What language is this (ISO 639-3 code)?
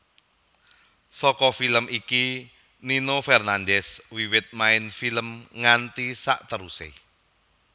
jav